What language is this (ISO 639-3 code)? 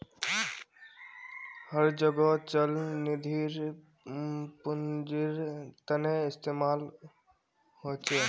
mag